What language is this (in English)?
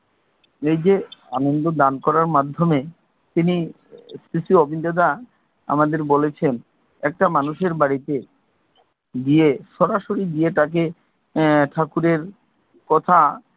Bangla